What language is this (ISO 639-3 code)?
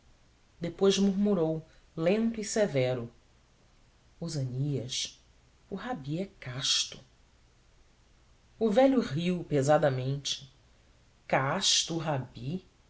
por